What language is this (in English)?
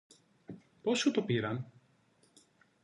Greek